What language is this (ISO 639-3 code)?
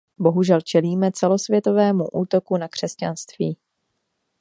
ces